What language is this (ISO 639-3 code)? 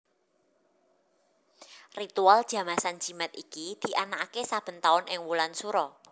jav